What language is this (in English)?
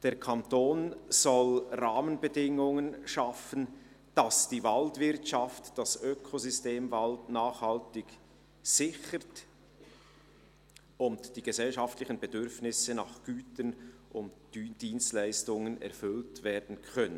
Swiss German